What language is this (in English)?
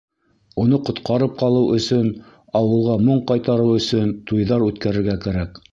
Bashkir